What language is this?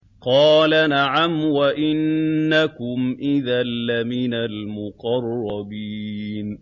Arabic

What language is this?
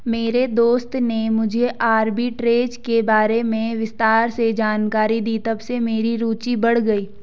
Hindi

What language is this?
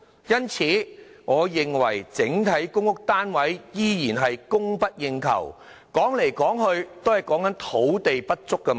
Cantonese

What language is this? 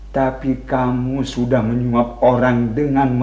Indonesian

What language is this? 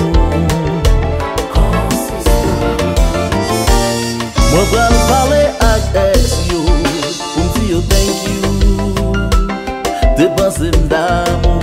Indonesian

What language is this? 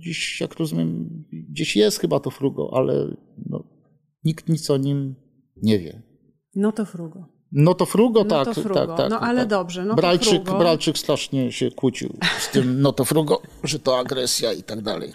Polish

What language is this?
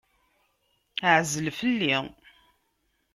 Kabyle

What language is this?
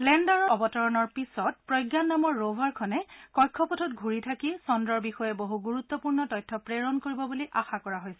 Assamese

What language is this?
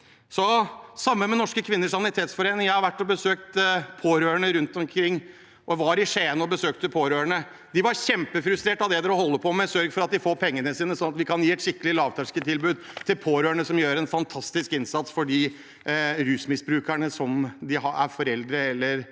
Norwegian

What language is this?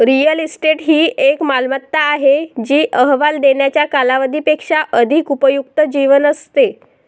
Marathi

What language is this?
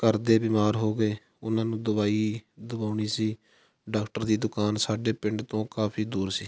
Punjabi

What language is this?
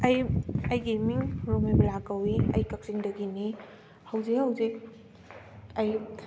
Manipuri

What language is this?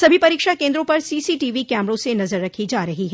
Hindi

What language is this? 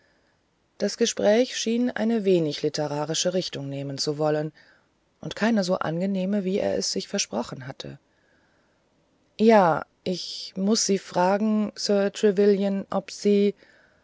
German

